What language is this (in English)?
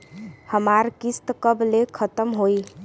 Bhojpuri